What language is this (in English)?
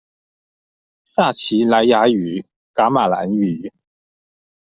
Chinese